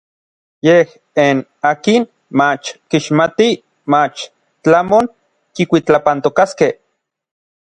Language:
Orizaba Nahuatl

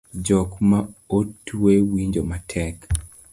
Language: Luo (Kenya and Tanzania)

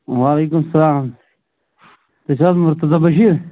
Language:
Kashmiri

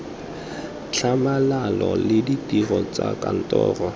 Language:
Tswana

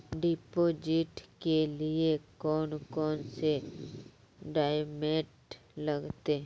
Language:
Magahi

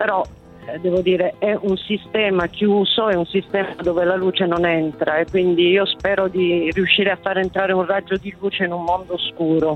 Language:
Italian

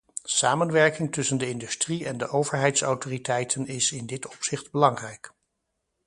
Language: Dutch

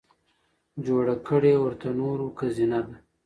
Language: Pashto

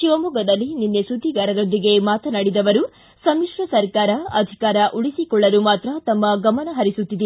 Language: Kannada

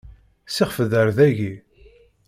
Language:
Kabyle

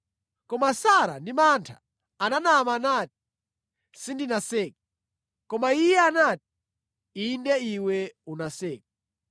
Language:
Nyanja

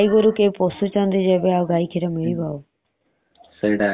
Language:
Odia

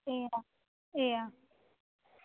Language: Gujarati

